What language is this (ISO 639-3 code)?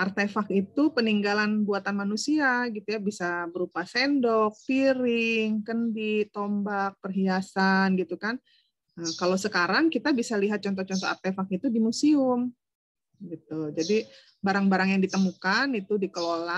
ind